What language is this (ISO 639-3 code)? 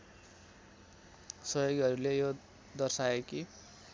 nep